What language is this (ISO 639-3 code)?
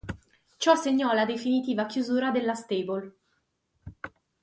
ita